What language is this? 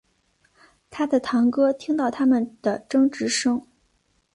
Chinese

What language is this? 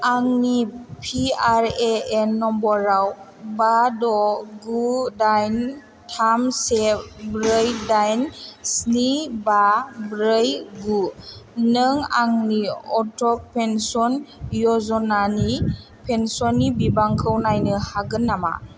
Bodo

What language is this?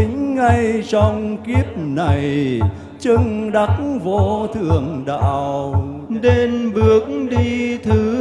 Vietnamese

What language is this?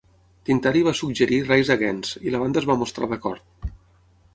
Catalan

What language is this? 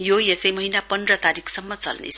Nepali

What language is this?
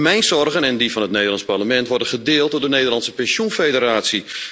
Dutch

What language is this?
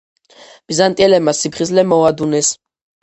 Georgian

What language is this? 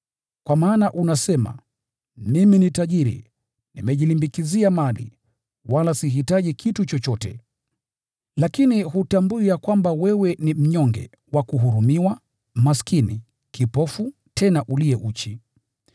Swahili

